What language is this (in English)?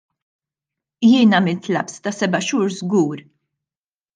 Maltese